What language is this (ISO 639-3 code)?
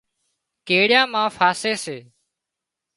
kxp